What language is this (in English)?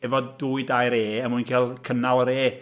Welsh